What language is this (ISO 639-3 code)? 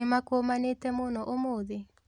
kik